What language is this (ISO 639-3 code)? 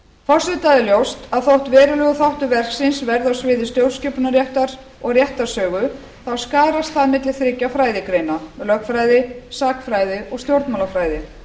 isl